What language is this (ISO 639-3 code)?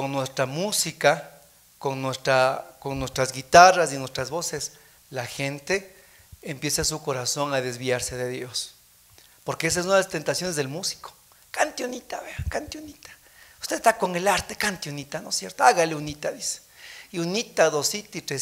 spa